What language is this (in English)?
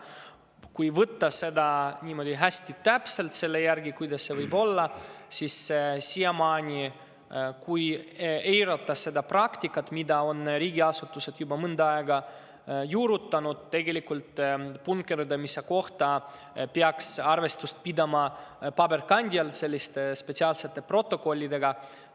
Estonian